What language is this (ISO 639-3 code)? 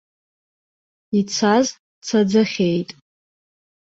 abk